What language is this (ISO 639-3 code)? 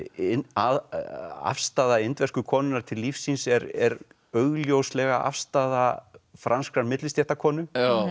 isl